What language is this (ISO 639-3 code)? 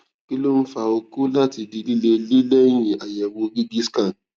yor